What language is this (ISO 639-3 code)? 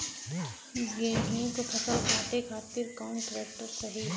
bho